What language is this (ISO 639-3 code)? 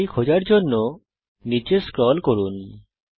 ben